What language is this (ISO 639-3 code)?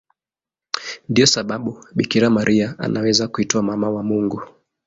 swa